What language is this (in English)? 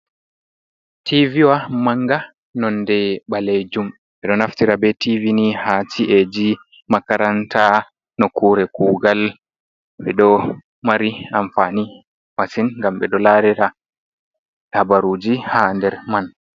Fula